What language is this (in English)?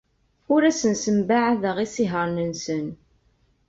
Kabyle